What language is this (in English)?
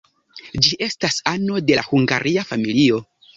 Esperanto